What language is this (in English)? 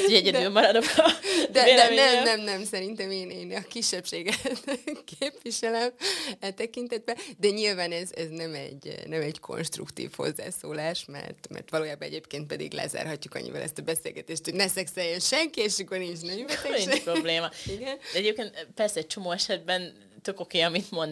Hungarian